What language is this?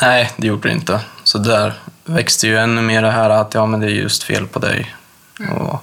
Swedish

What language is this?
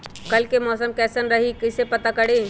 Magahi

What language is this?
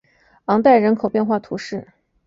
Chinese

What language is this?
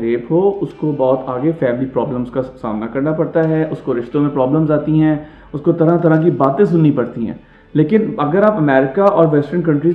Urdu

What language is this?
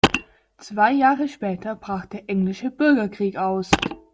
German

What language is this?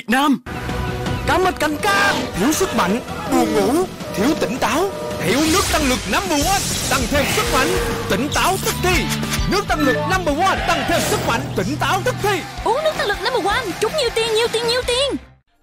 Vietnamese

